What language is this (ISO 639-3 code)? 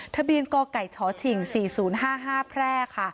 tha